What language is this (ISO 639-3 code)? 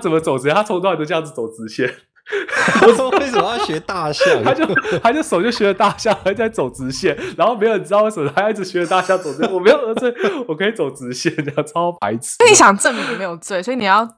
zho